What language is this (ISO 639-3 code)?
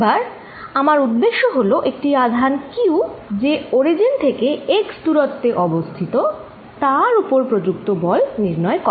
ben